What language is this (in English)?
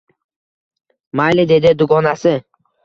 Uzbek